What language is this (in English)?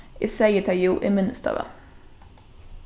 Faroese